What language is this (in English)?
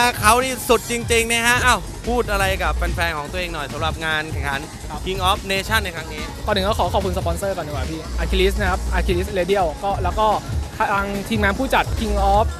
Thai